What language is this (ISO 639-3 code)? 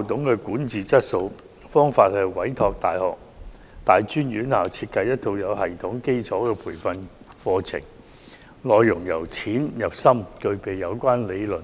yue